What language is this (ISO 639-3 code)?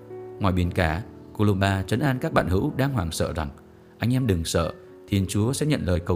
vie